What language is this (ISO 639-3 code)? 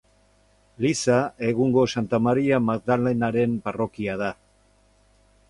eus